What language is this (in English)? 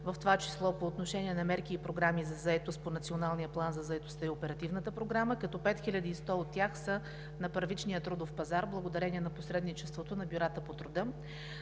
Bulgarian